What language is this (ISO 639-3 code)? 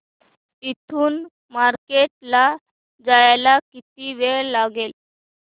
mar